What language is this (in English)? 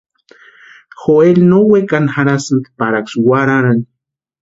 Western Highland Purepecha